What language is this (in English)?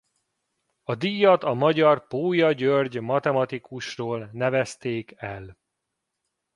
Hungarian